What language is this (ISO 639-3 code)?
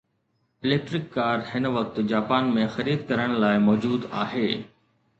snd